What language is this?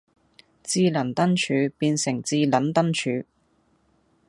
Cantonese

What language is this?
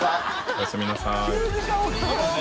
Japanese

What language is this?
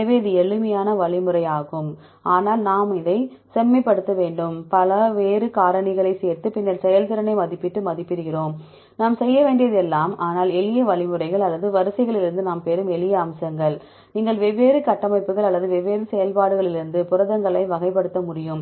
Tamil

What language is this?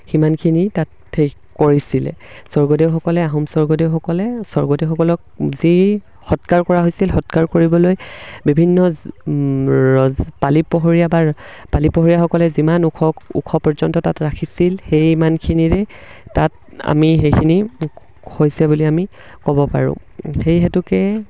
Assamese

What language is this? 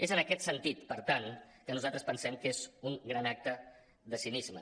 Catalan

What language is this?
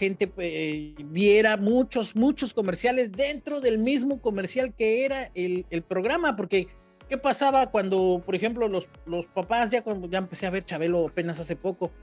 Spanish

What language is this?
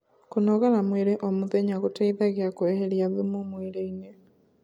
Kikuyu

